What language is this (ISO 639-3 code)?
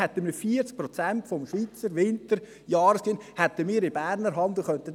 gsw